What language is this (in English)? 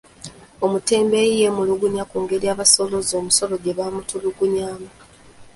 Ganda